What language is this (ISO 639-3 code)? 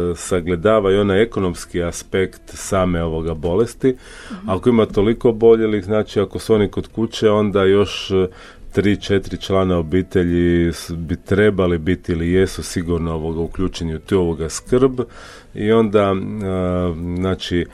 hrv